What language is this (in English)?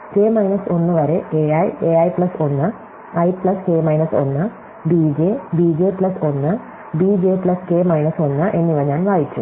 Malayalam